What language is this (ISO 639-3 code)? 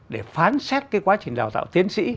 vie